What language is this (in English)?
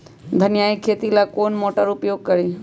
Magahi